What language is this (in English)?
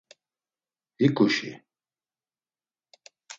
Laz